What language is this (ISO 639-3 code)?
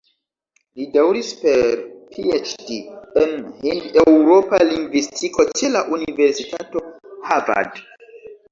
epo